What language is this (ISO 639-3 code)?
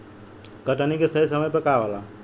bho